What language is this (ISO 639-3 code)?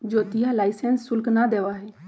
mag